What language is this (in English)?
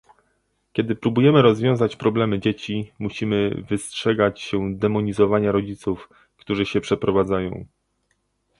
Polish